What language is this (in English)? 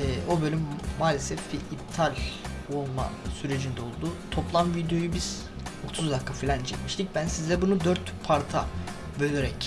Turkish